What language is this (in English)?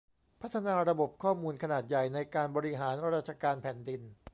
Thai